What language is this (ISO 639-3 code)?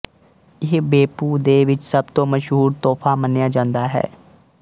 pan